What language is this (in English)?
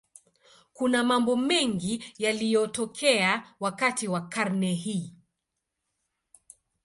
Swahili